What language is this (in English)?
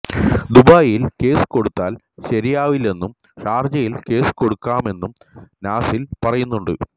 Malayalam